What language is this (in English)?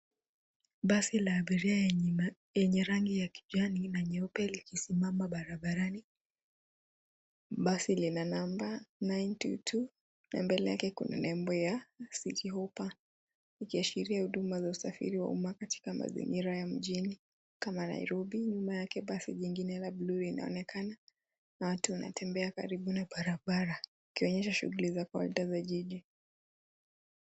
Swahili